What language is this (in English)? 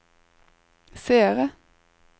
Norwegian